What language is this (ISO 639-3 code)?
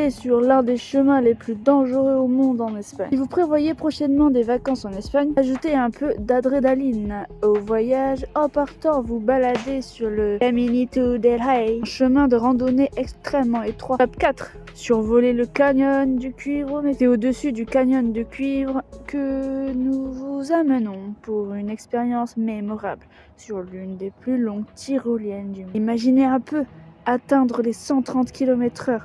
fra